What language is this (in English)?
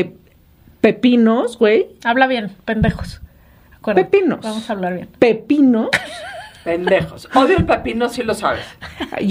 Spanish